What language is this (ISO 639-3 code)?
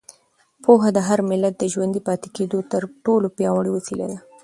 pus